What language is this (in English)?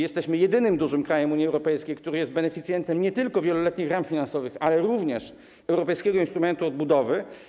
Polish